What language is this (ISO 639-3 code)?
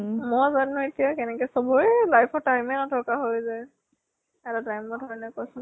asm